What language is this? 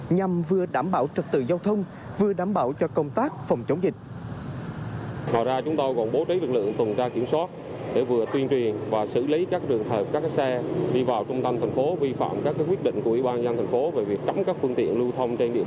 Vietnamese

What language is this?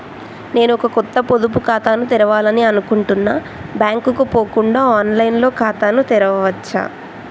Telugu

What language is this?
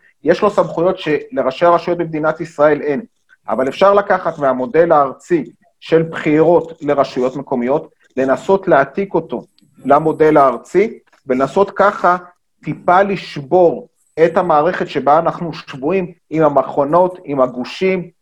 Hebrew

